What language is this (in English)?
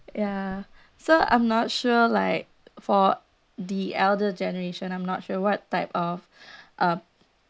English